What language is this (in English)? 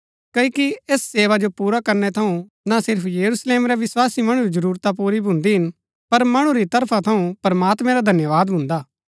Gaddi